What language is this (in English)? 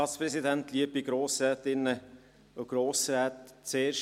Swiss German